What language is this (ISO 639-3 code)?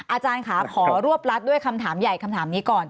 tha